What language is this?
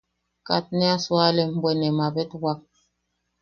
Yaqui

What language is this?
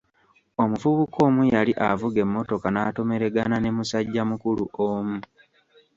Ganda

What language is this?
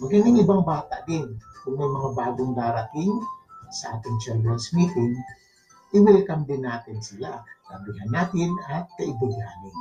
Filipino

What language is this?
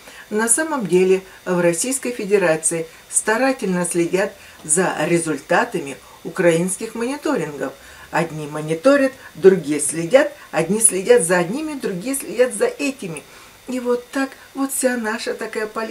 Russian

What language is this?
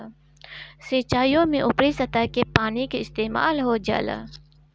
Bhojpuri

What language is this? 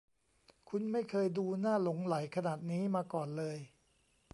Thai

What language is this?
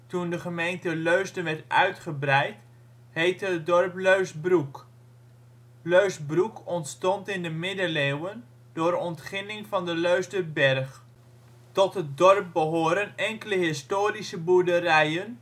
Dutch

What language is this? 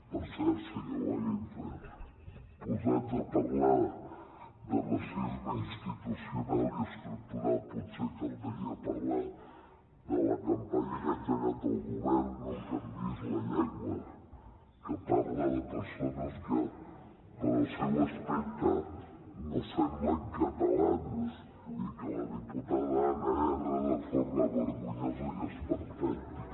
Catalan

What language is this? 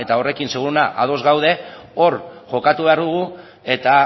Basque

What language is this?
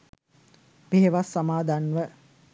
Sinhala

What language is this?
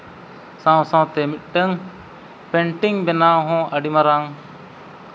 Santali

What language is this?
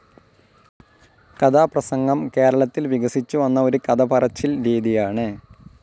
Malayalam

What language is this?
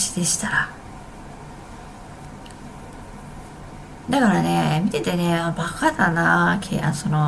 Japanese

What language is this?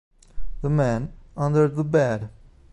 Italian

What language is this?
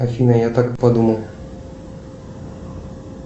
Russian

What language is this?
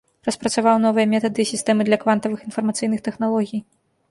Belarusian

